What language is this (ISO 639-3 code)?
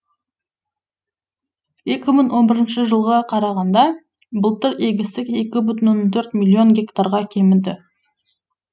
kaz